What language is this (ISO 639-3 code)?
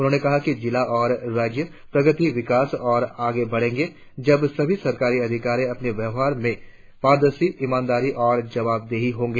hin